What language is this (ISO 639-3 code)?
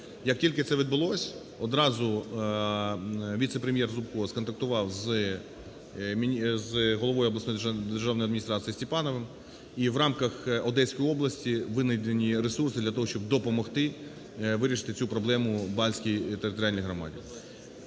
ukr